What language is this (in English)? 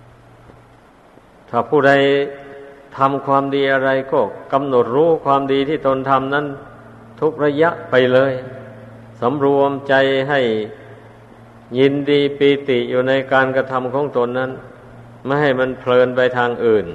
Thai